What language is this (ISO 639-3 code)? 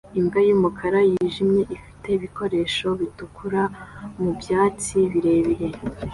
kin